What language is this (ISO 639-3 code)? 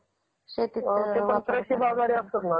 mar